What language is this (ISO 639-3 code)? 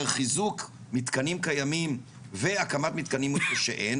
heb